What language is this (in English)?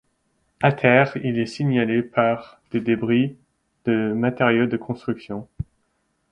French